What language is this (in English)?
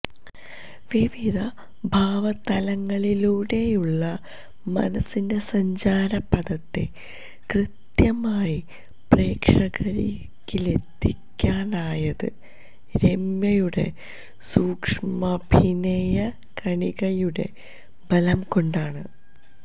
Malayalam